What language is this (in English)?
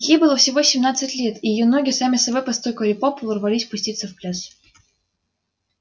Russian